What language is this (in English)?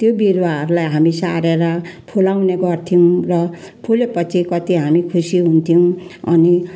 Nepali